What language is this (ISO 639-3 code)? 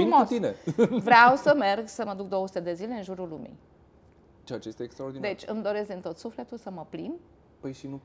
ron